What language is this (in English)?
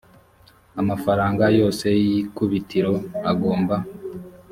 Kinyarwanda